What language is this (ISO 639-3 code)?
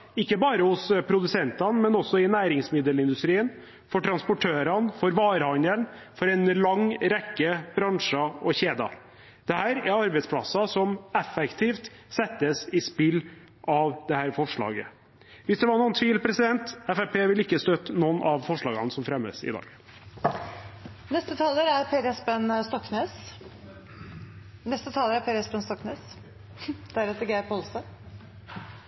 nor